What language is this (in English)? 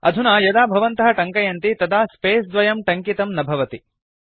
Sanskrit